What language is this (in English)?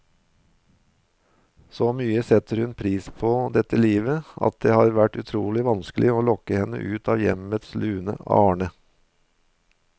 Norwegian